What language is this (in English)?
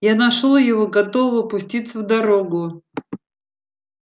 Russian